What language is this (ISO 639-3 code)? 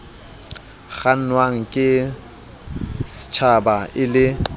sot